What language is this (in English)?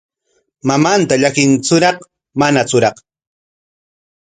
Corongo Ancash Quechua